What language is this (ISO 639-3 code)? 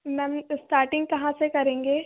hin